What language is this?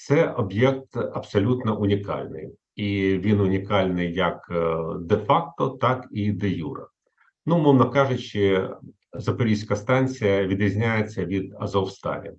Ukrainian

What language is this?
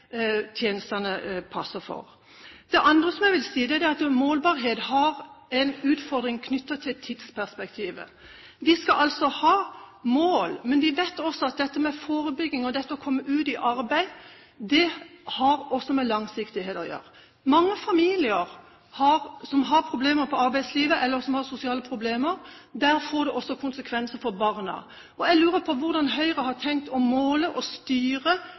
Norwegian Bokmål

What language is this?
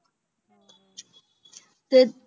Punjabi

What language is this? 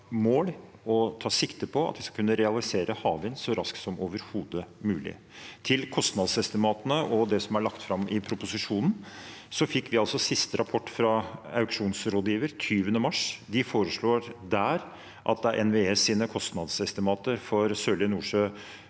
Norwegian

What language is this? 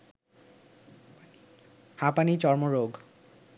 Bangla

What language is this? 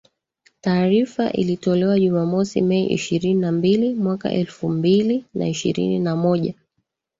Swahili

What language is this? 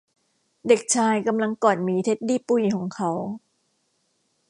Thai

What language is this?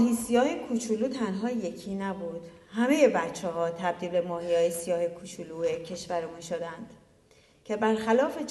Persian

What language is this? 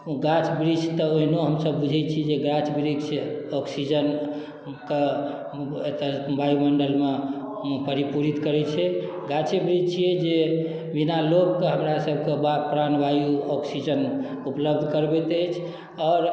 Maithili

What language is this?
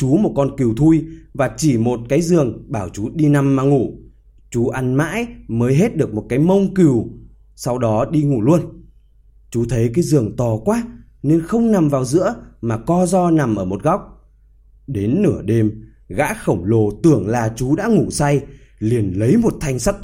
Vietnamese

